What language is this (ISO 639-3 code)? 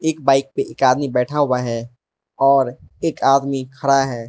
hin